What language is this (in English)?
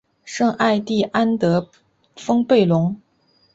Chinese